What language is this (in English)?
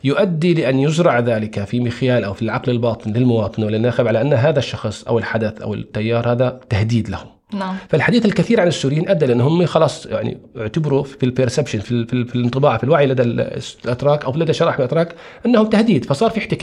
Arabic